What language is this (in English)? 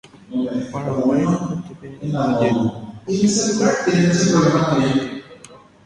Guarani